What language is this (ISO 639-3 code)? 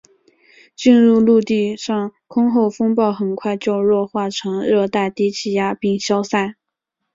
zho